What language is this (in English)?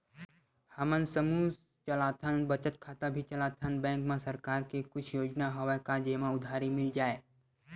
Chhattisgarhi